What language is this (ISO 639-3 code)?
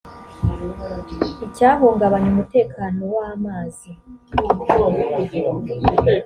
kin